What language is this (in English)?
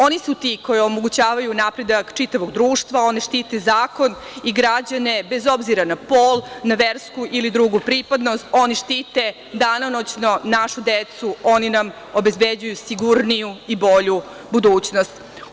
Serbian